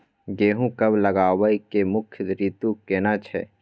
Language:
Maithili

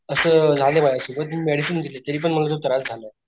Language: Marathi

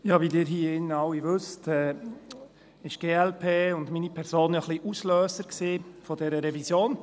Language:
Swiss German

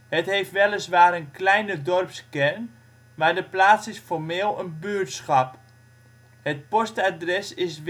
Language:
Dutch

